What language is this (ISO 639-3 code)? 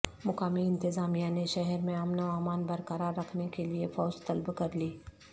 urd